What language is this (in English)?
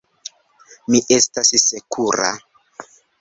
Esperanto